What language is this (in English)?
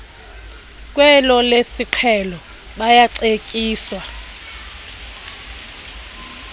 Xhosa